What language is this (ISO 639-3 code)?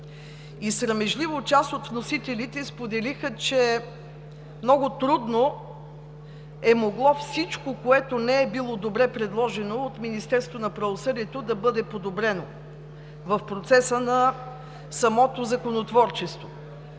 bul